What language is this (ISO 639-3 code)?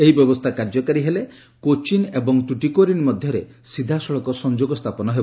ori